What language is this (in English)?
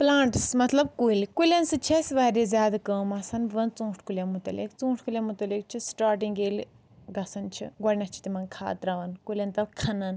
Kashmiri